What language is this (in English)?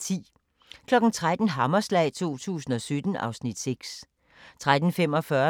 Danish